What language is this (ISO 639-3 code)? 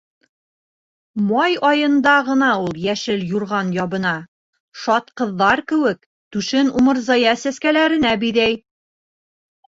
bak